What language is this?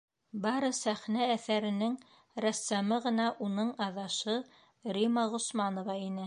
Bashkir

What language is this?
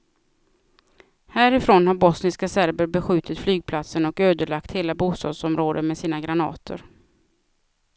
Swedish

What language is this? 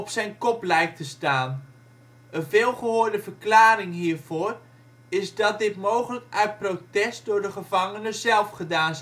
Dutch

